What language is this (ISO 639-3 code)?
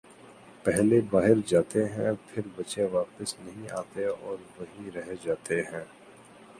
urd